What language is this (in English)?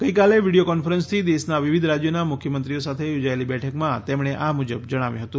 Gujarati